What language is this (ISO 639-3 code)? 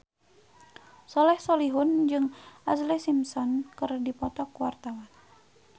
sun